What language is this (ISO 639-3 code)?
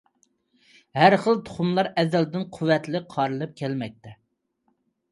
uig